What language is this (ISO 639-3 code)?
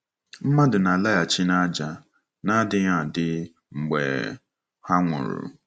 ibo